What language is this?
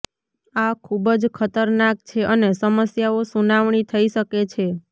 Gujarati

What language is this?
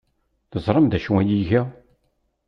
Kabyle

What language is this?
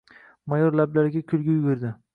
Uzbek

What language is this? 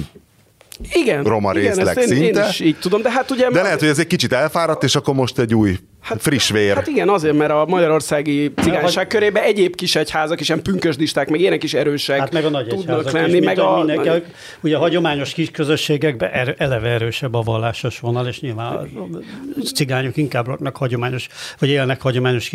Hungarian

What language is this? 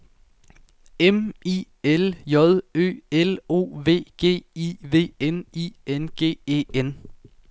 Danish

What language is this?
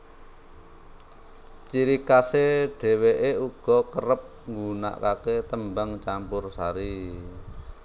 Javanese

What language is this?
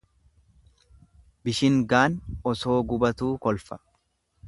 Oromo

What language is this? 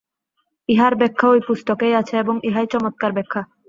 Bangla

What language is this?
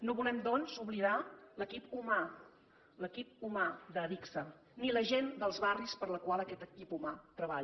Catalan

